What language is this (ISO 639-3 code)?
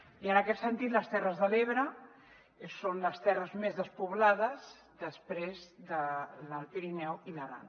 cat